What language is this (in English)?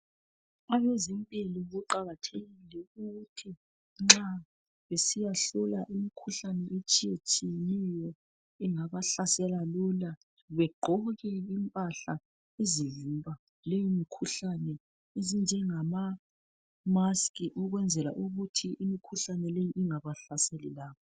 North Ndebele